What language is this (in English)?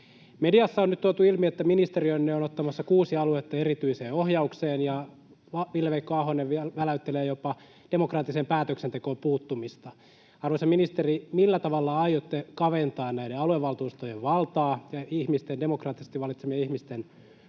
Finnish